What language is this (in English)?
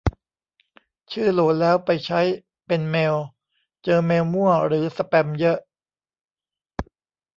Thai